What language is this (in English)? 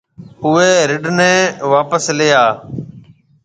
Marwari (Pakistan)